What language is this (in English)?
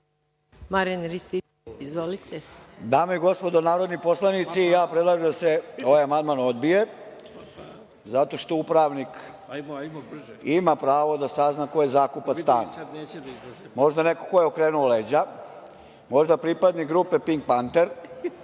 Serbian